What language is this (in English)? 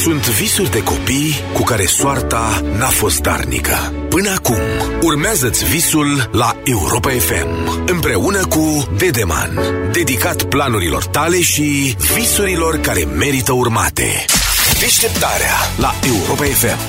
Romanian